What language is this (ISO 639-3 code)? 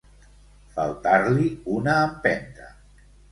cat